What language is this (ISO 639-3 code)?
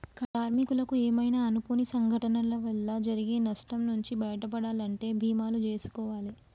tel